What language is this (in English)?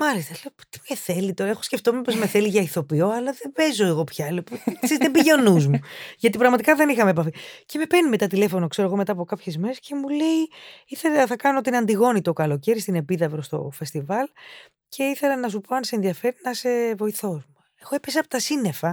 Greek